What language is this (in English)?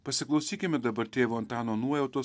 Lithuanian